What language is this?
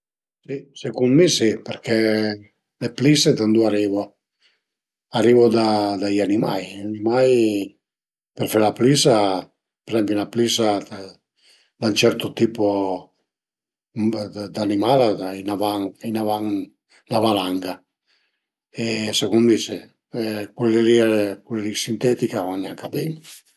Piedmontese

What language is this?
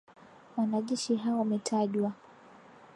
Swahili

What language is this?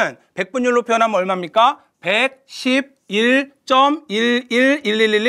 Korean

